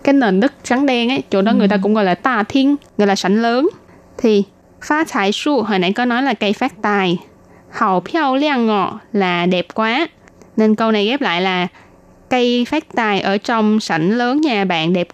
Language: Vietnamese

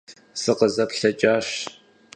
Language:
Kabardian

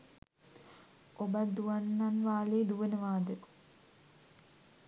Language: Sinhala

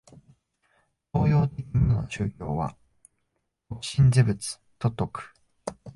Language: Japanese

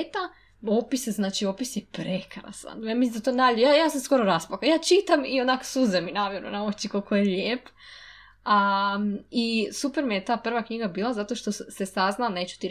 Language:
Croatian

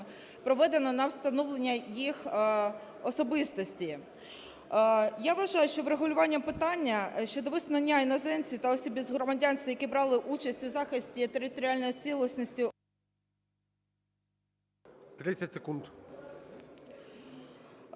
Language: Ukrainian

